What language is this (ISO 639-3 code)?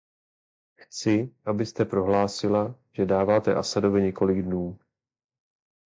ces